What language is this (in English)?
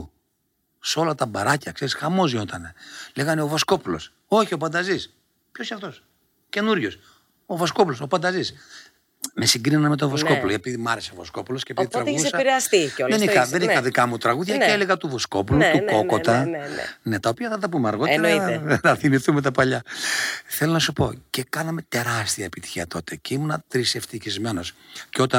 Greek